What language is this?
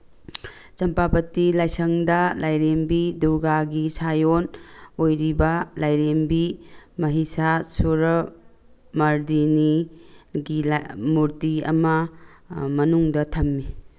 Manipuri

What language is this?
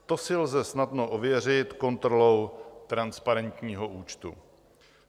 Czech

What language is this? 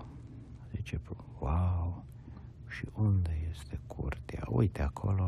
Romanian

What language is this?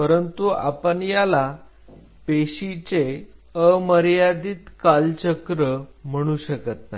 Marathi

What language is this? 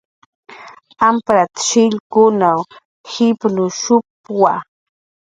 Jaqaru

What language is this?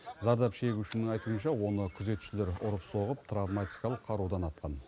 Kazakh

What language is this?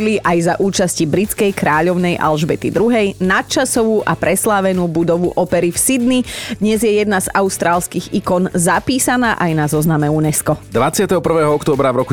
Slovak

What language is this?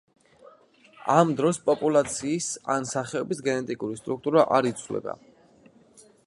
Georgian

